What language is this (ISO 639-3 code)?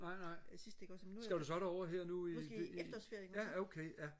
dan